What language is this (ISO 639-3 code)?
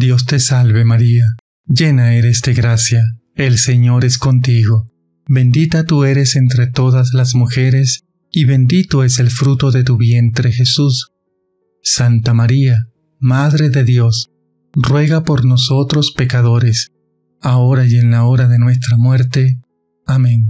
spa